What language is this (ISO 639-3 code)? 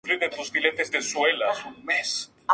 spa